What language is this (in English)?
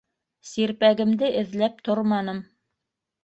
Bashkir